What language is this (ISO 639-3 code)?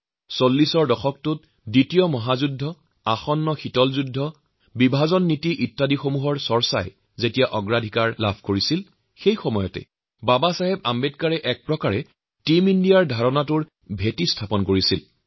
asm